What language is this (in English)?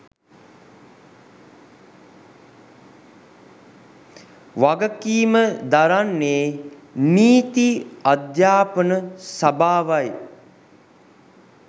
Sinhala